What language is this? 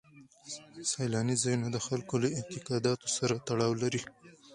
Pashto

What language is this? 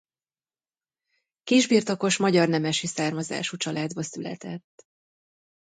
Hungarian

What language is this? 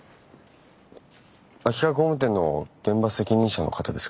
Japanese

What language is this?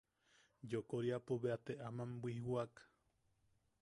Yaqui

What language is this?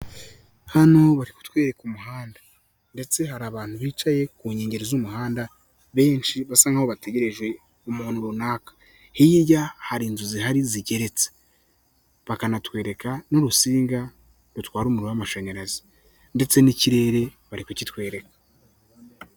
Kinyarwanda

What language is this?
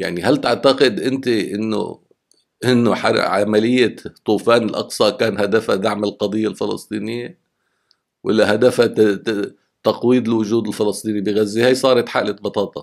Arabic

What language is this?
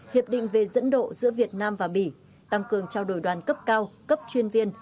Vietnamese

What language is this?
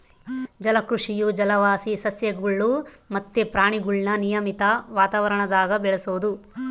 Kannada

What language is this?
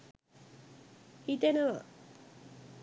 Sinhala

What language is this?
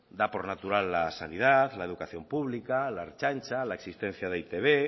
Spanish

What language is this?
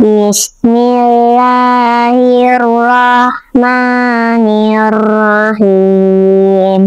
Arabic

